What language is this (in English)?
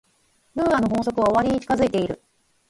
Japanese